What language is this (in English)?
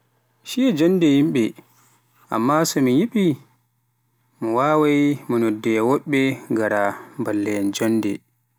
Pular